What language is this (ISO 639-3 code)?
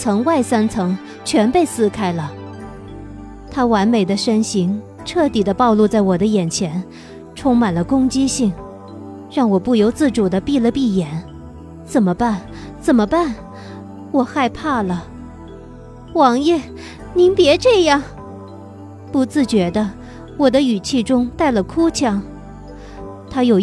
zho